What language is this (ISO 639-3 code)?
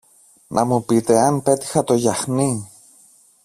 ell